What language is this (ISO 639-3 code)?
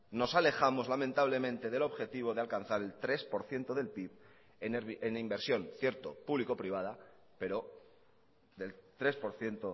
spa